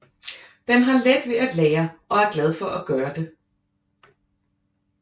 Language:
Danish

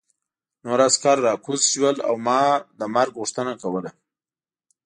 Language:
Pashto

